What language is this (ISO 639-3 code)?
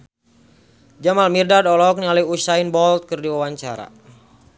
sun